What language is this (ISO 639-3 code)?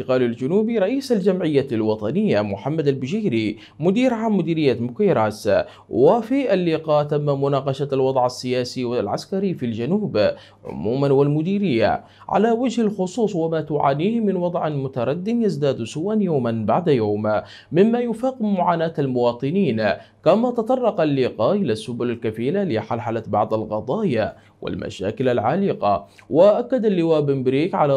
ara